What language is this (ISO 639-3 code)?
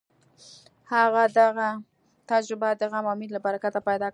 pus